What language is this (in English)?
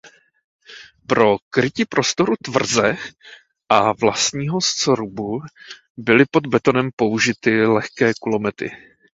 Czech